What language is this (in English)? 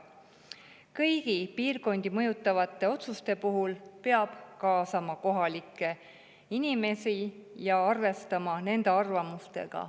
Estonian